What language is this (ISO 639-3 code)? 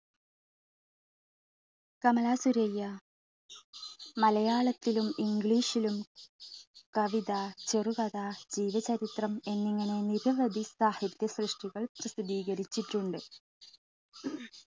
mal